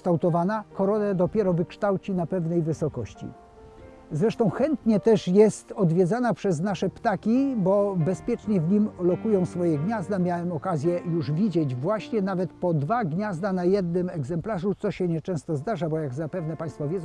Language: Polish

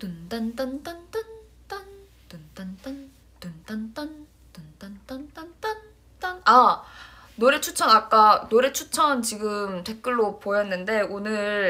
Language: Korean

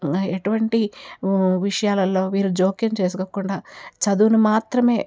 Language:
Telugu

